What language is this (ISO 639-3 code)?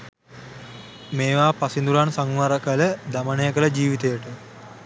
sin